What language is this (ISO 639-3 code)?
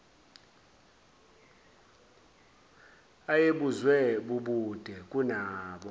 zul